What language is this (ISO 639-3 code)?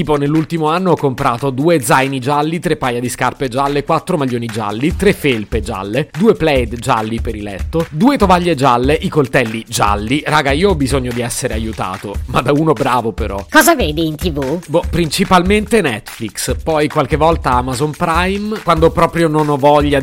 ita